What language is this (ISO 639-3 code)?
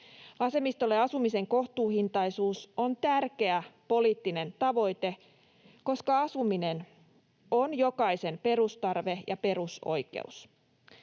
fin